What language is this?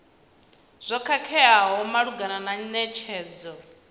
Venda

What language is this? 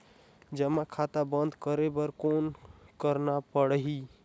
Chhattisgarhi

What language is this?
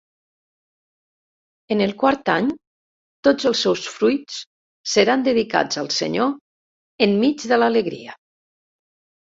Catalan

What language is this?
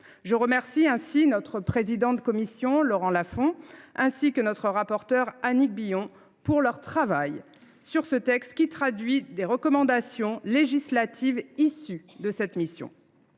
French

